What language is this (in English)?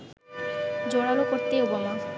Bangla